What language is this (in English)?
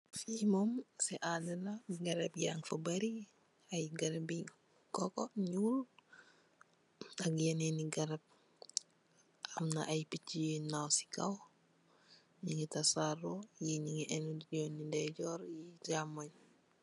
Wolof